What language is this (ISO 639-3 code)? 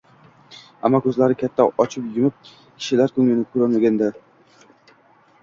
uzb